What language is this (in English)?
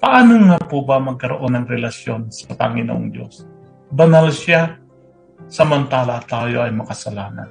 Filipino